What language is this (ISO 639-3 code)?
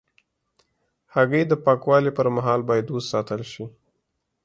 pus